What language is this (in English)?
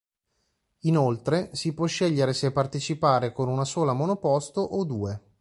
Italian